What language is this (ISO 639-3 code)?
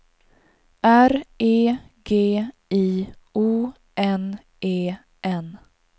swe